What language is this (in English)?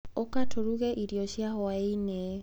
Kikuyu